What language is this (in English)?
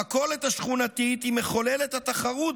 Hebrew